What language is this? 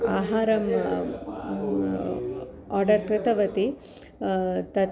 Sanskrit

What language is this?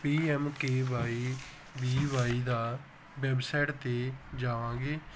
Punjabi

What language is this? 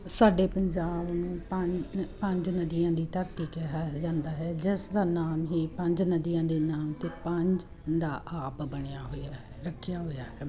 Punjabi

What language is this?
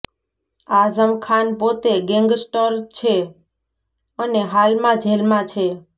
Gujarati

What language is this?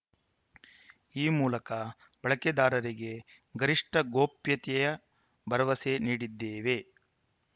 Kannada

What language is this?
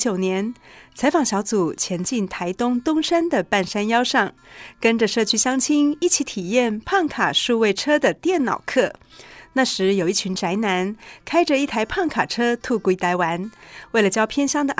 Chinese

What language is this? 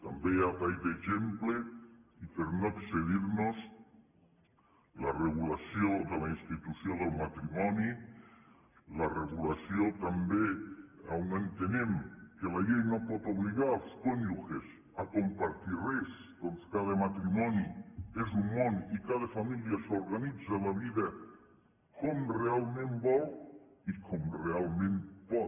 Catalan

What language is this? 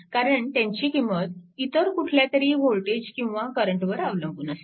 Marathi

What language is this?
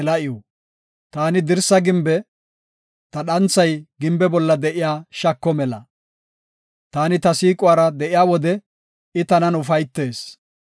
Gofa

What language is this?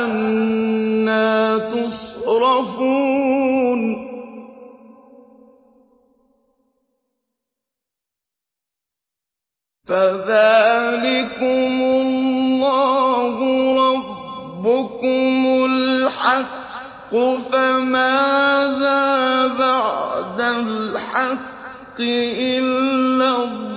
Arabic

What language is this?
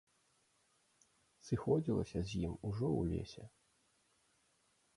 Belarusian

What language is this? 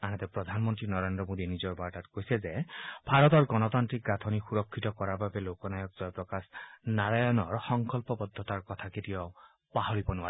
Assamese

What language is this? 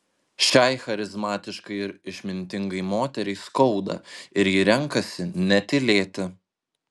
Lithuanian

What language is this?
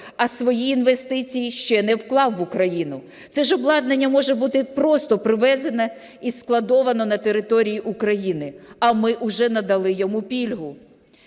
Ukrainian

